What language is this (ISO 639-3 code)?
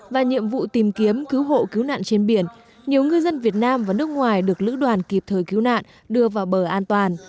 vie